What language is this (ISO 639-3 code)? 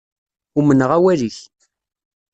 kab